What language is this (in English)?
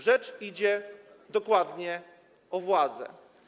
Polish